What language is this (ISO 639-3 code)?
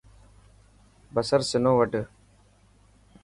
mki